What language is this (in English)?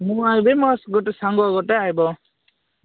Odia